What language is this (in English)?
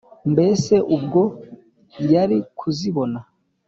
Kinyarwanda